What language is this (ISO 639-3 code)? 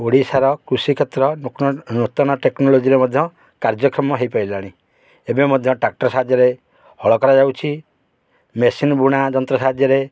ori